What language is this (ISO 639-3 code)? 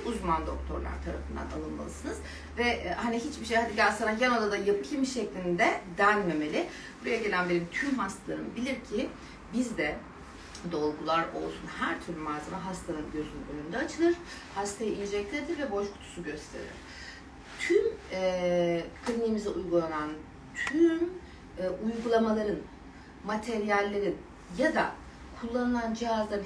tur